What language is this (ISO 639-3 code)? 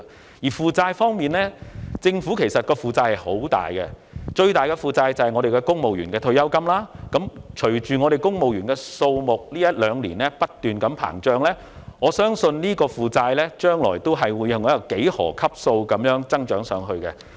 yue